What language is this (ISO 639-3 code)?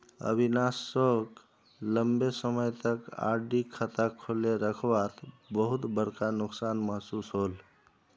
mag